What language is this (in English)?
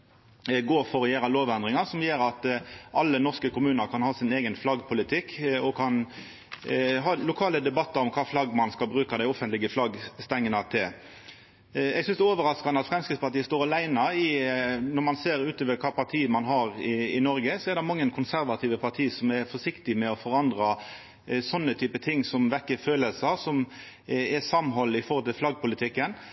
Norwegian Nynorsk